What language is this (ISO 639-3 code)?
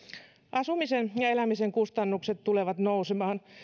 fin